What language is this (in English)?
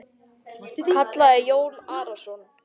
Icelandic